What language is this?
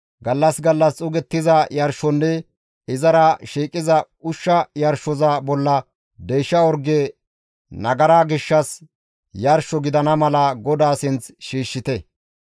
Gamo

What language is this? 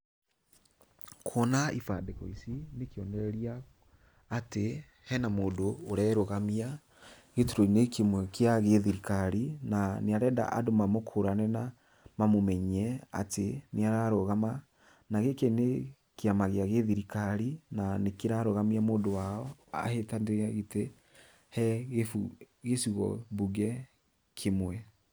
Kikuyu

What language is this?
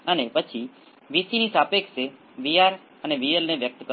Gujarati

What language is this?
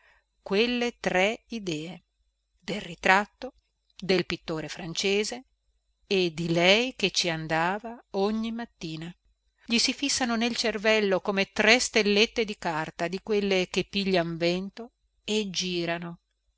Italian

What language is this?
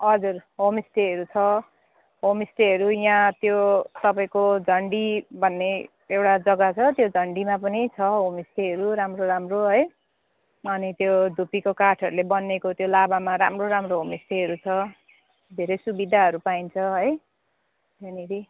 Nepali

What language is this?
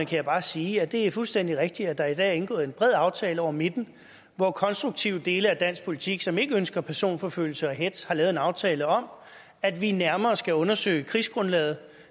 Danish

